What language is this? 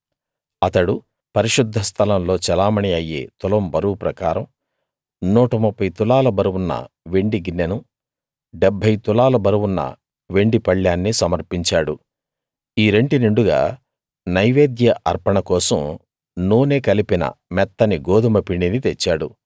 Telugu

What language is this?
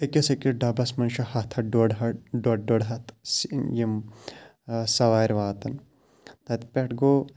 Kashmiri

